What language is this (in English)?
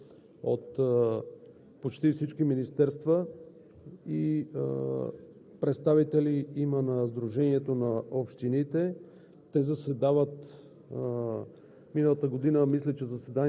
Bulgarian